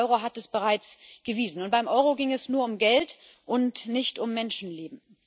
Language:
German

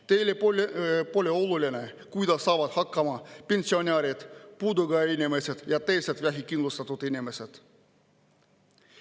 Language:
Estonian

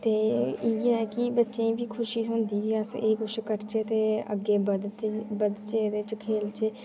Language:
Dogri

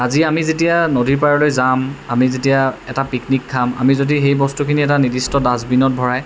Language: Assamese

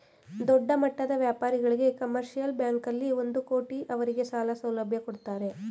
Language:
Kannada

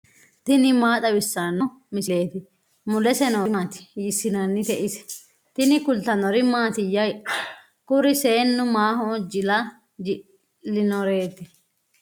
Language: Sidamo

